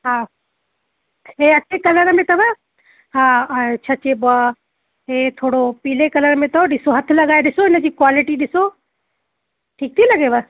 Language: Sindhi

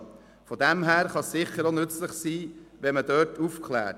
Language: Swiss German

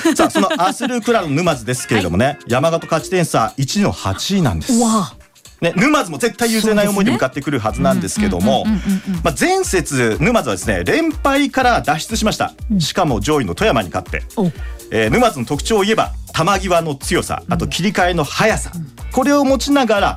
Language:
Japanese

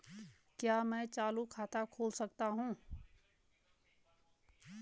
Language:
Hindi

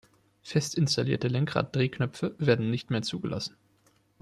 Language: German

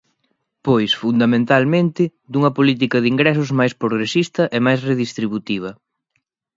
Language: Galician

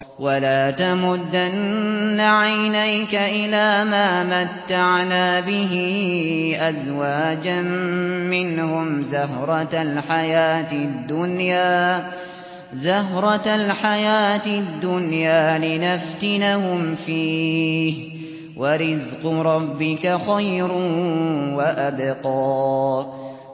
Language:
Arabic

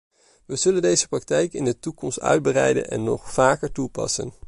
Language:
Dutch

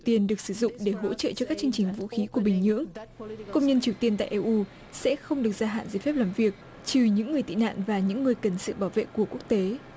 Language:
Vietnamese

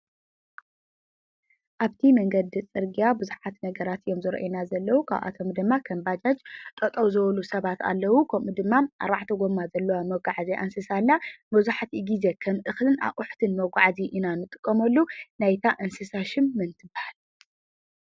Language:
Tigrinya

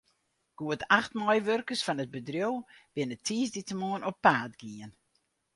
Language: Western Frisian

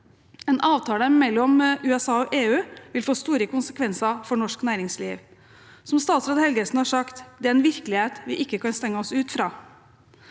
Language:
Norwegian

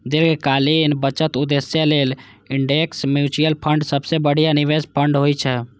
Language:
Maithili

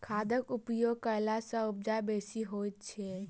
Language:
Maithili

